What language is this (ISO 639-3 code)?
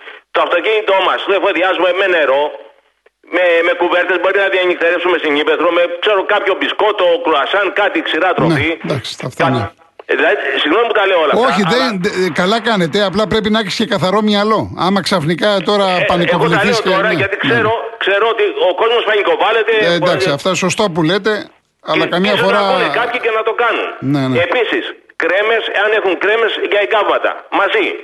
ell